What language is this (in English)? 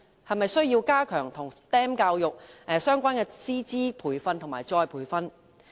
Cantonese